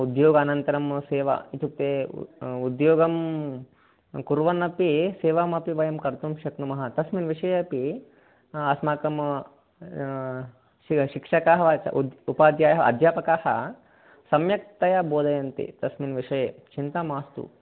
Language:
Sanskrit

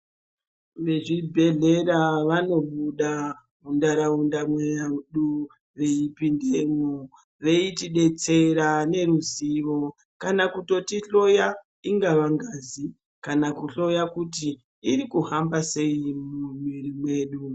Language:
Ndau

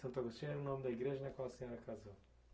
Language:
Portuguese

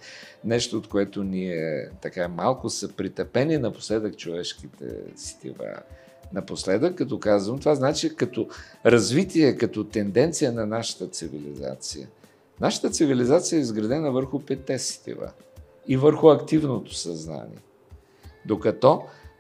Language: Bulgarian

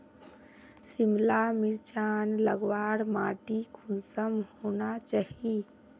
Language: Magahi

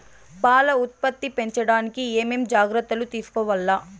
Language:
Telugu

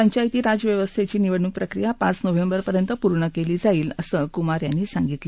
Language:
Marathi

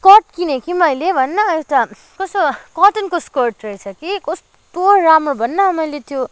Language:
Nepali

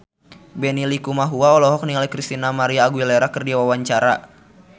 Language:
Sundanese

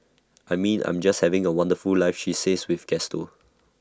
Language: English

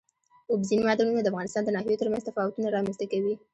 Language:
Pashto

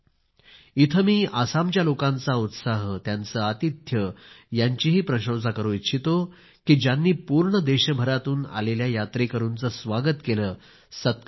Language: Marathi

